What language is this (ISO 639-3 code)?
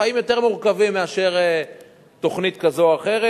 heb